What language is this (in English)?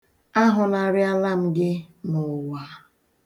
Igbo